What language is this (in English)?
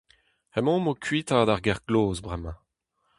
Breton